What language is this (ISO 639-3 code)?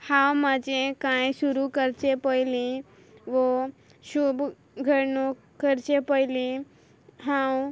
kok